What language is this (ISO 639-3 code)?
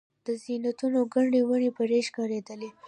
pus